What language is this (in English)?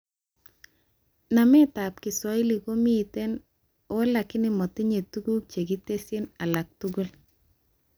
Kalenjin